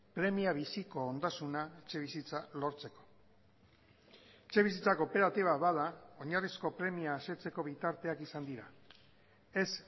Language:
Basque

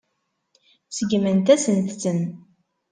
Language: Kabyle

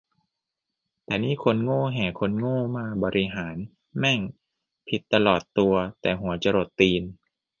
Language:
Thai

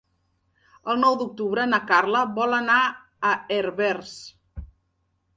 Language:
Catalan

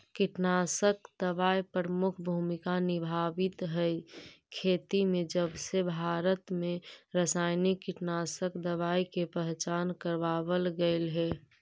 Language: Magahi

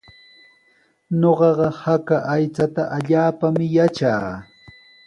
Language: Sihuas Ancash Quechua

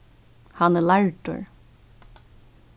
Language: Faroese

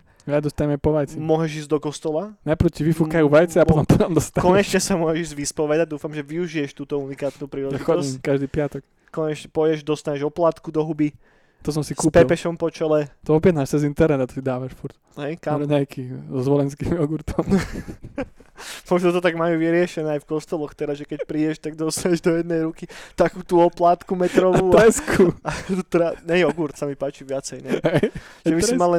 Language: Slovak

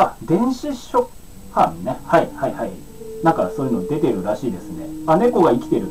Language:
Japanese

